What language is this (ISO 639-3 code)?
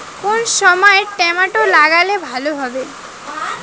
ben